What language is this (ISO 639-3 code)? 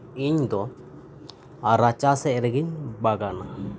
sat